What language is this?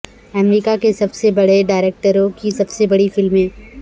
Urdu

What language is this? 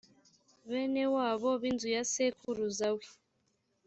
Kinyarwanda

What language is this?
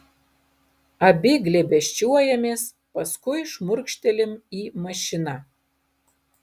Lithuanian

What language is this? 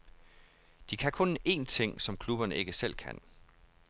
Danish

